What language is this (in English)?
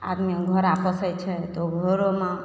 Maithili